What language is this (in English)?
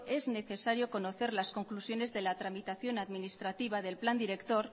Spanish